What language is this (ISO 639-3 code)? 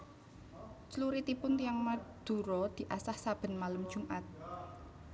jav